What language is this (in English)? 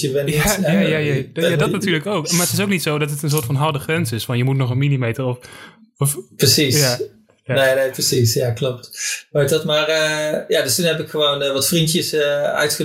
Dutch